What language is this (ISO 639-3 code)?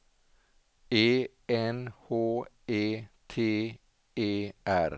swe